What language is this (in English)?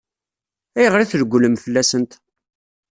Kabyle